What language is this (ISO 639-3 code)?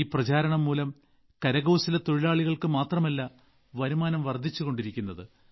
mal